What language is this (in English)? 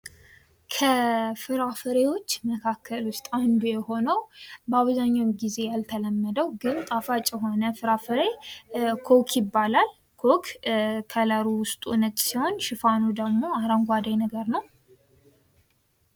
Amharic